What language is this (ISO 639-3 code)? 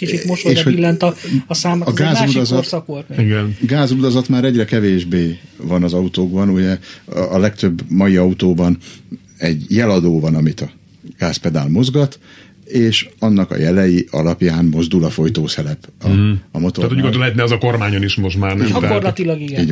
hun